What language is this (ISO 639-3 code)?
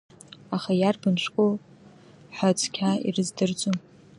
abk